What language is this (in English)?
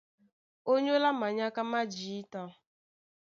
Duala